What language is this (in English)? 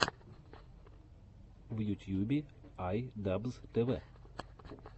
Russian